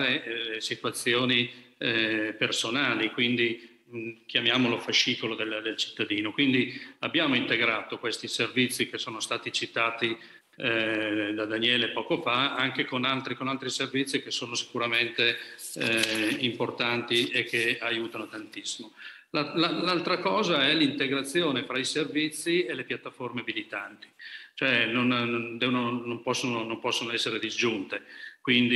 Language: Italian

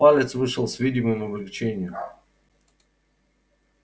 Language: Russian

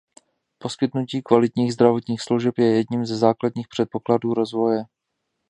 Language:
Czech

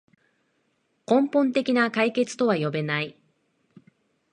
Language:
Japanese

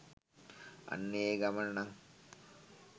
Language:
Sinhala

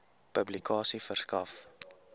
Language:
Afrikaans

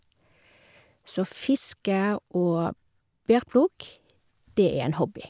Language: Norwegian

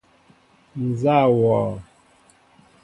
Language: Mbo (Cameroon)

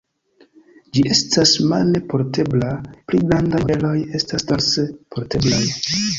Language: Esperanto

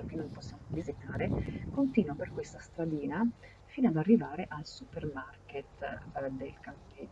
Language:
Italian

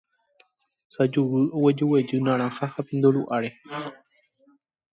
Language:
Guarani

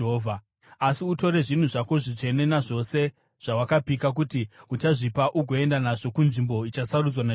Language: Shona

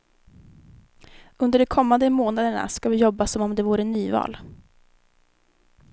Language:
Swedish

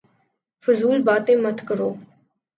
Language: Urdu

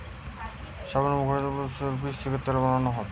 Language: Bangla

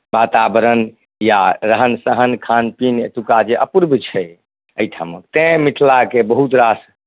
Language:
Maithili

